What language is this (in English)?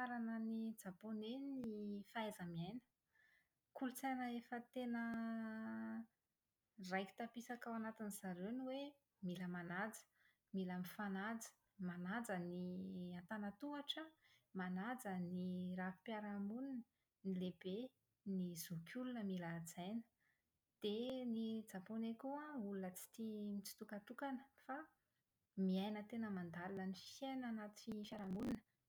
Malagasy